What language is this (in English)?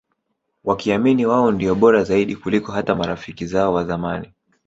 Swahili